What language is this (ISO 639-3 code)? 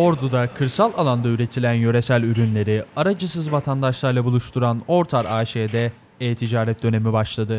tur